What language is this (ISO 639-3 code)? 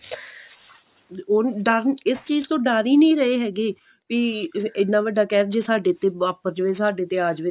pan